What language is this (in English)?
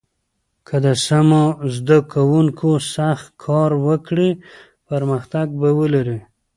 Pashto